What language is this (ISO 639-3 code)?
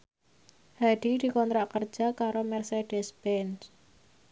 jav